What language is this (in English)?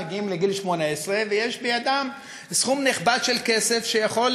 Hebrew